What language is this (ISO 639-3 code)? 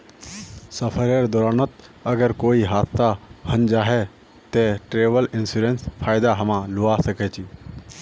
mag